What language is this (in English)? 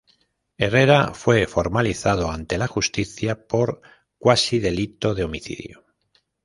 Spanish